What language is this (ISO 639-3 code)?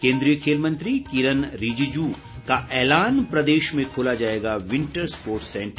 hin